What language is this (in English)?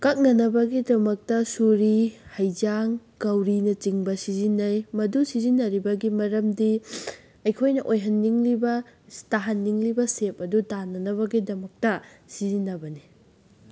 Manipuri